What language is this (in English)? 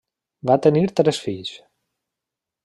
Catalan